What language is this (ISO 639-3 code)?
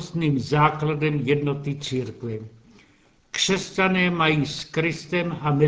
ces